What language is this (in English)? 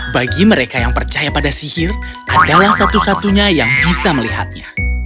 Indonesian